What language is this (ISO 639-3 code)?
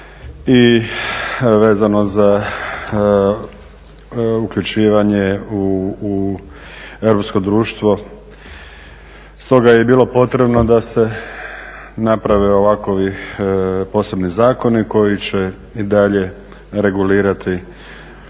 hrv